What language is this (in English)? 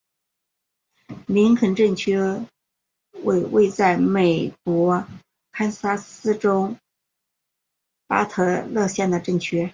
Chinese